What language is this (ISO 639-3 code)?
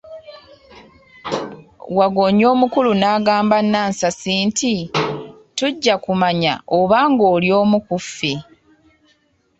lug